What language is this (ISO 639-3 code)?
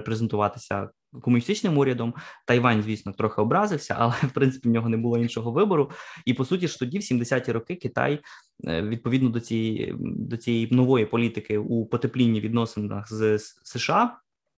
ukr